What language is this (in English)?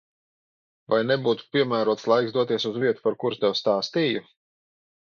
Latvian